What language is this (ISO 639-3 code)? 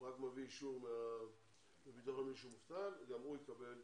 heb